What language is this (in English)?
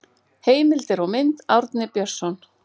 Icelandic